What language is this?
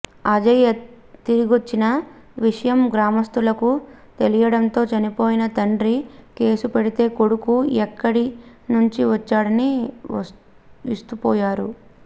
Telugu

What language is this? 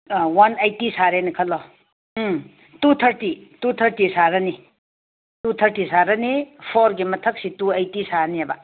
Manipuri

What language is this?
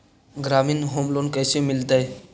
Magahi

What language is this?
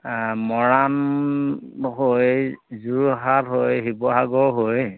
Assamese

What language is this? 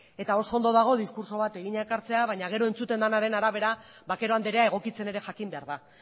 Basque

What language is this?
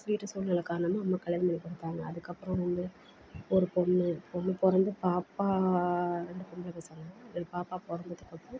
Tamil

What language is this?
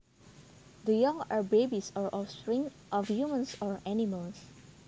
Javanese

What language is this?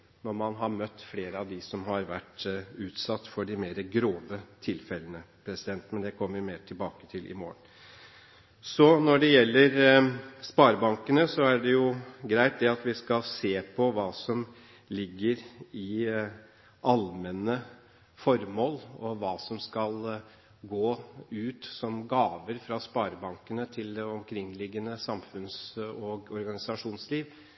Norwegian Bokmål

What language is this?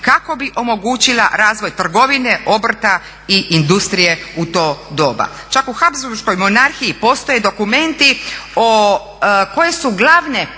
Croatian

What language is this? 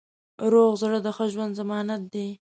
Pashto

